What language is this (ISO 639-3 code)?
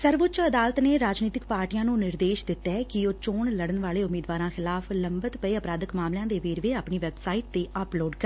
pan